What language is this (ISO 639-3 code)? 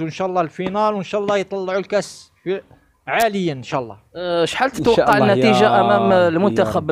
ara